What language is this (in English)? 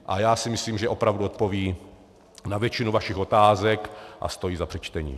Czech